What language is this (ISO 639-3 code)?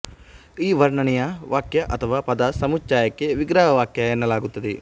kan